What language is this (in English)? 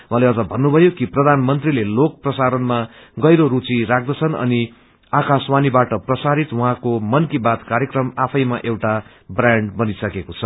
Nepali